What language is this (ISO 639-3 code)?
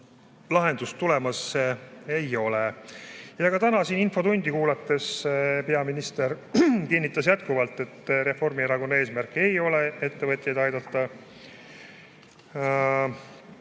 est